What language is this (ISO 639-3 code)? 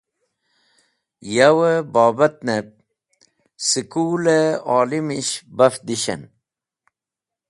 wbl